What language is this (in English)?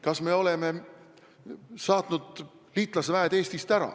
Estonian